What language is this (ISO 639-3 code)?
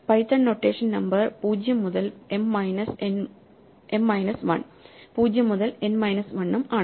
mal